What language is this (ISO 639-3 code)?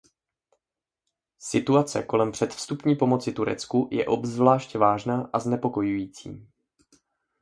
ces